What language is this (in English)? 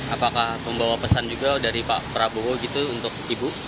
Indonesian